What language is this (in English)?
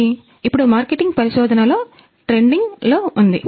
Telugu